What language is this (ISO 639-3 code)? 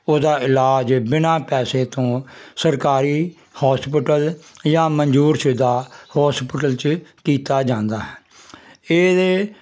pan